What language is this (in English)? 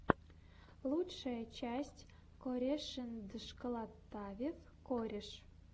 Russian